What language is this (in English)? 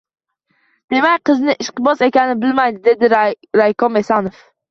Uzbek